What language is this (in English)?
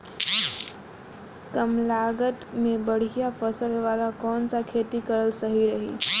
Bhojpuri